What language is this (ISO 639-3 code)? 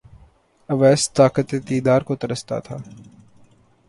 urd